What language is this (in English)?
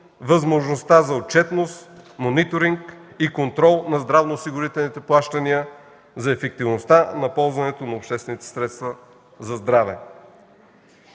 Bulgarian